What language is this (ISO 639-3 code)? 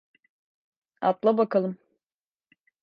tur